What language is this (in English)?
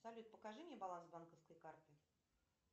Russian